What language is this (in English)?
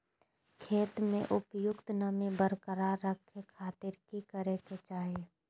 Magahi